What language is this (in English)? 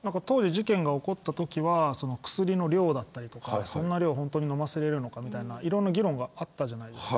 Japanese